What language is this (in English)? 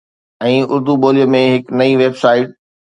Sindhi